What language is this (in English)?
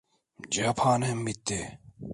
Turkish